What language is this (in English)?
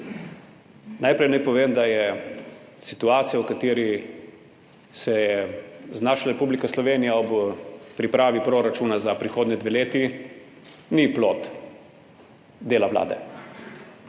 Slovenian